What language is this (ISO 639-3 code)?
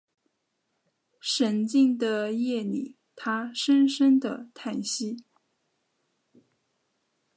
zho